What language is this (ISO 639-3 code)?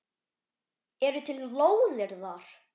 isl